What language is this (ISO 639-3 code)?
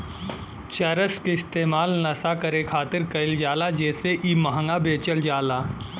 bho